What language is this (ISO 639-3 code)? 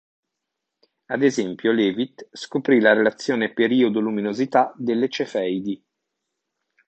ita